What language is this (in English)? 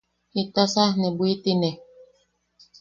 Yaqui